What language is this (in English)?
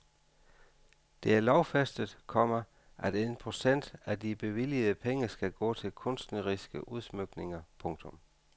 Danish